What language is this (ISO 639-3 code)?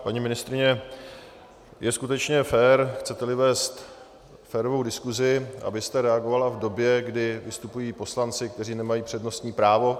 ces